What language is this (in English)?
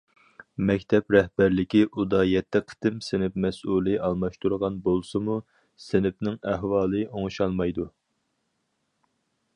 Uyghur